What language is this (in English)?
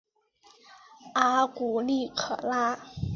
Chinese